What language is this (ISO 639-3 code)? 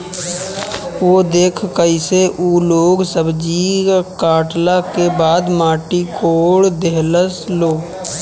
bho